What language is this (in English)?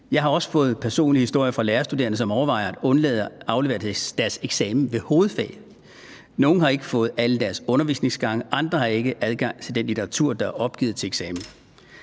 Danish